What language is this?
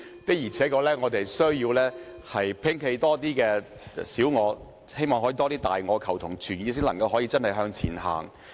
Cantonese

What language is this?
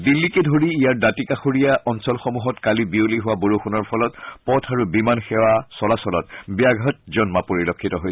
Assamese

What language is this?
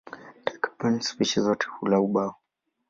Swahili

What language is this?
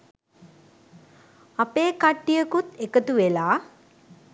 Sinhala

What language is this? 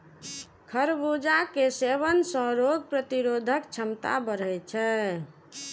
Maithili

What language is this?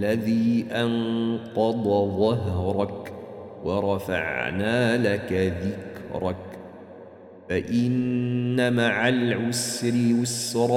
Arabic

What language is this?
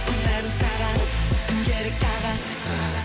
Kazakh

